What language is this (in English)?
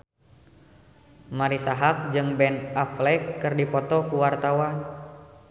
Sundanese